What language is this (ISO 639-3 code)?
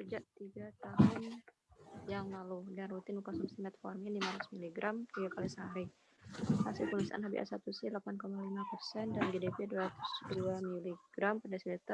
ind